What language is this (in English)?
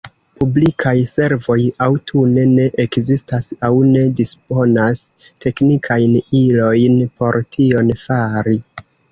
Esperanto